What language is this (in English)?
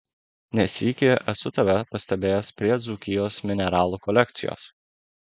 Lithuanian